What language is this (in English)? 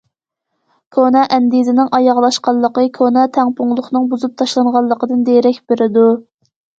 Uyghur